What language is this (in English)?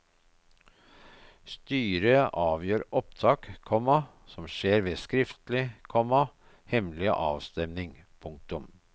Norwegian